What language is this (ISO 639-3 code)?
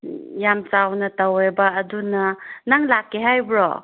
mni